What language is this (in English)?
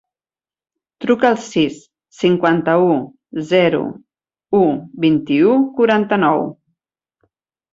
Catalan